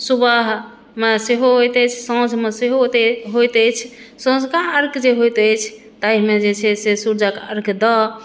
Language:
Maithili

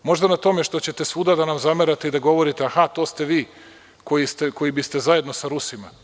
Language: Serbian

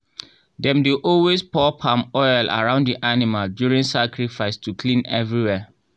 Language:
Nigerian Pidgin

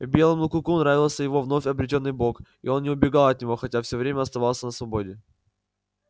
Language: Russian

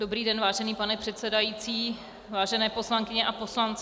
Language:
Czech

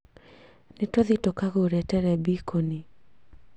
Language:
Kikuyu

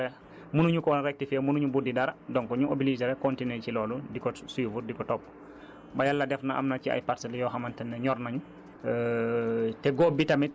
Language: Wolof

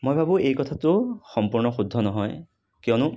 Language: Assamese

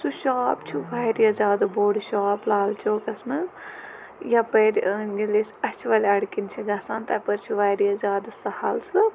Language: Kashmiri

